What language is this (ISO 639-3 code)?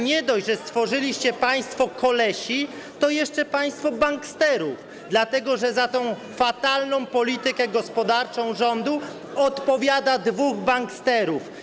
pol